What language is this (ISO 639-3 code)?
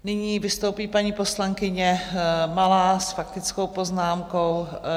ces